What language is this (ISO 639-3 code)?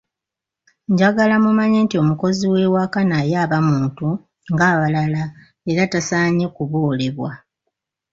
lug